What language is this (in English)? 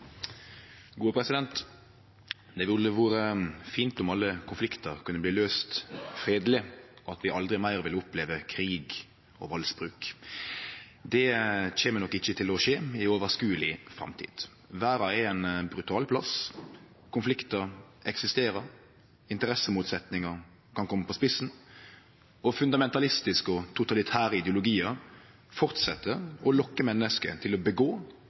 Norwegian Nynorsk